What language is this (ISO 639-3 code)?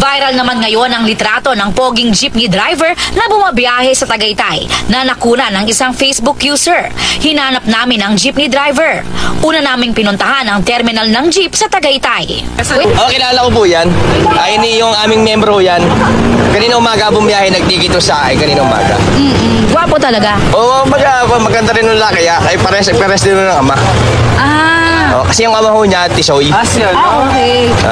fil